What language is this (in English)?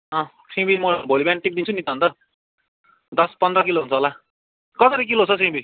Nepali